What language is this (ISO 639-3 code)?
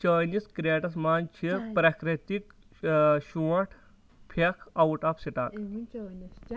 kas